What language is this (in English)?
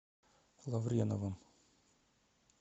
Russian